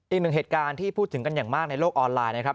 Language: Thai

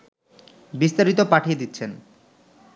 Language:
Bangla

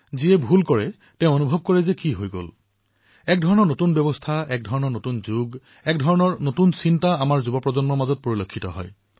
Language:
Assamese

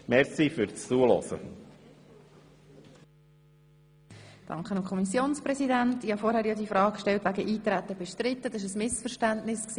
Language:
Swiss German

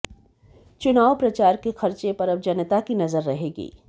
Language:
Hindi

